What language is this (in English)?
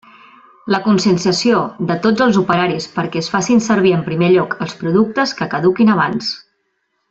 Catalan